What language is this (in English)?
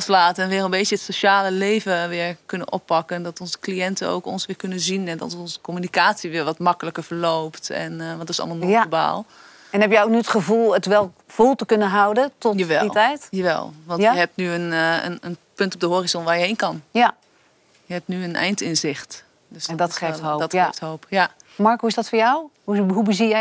Dutch